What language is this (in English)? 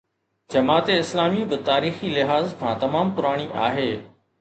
Sindhi